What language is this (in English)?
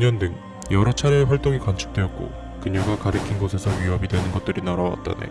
Korean